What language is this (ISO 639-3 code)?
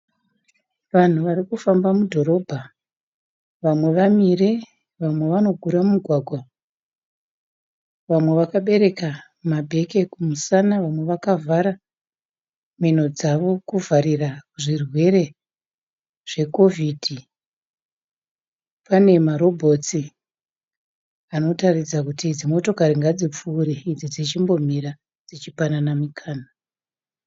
sna